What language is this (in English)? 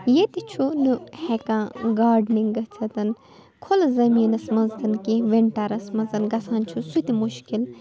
Kashmiri